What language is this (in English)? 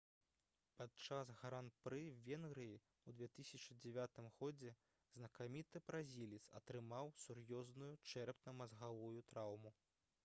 Belarusian